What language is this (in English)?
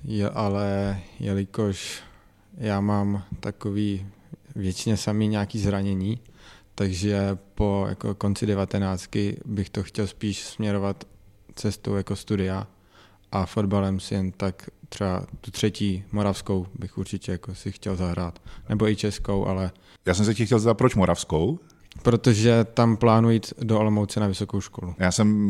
Czech